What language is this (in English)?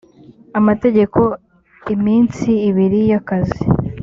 Kinyarwanda